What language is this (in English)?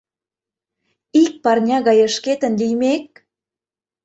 Mari